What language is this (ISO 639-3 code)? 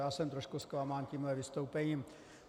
ces